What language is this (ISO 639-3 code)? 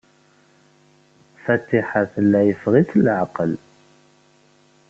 kab